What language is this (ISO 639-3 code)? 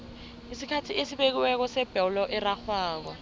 nbl